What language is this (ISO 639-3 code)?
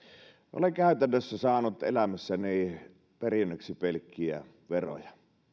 fin